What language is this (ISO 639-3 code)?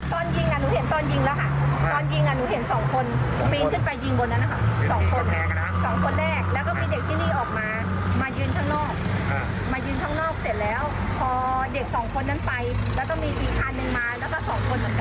tha